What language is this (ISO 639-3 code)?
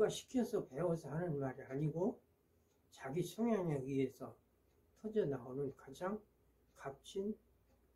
kor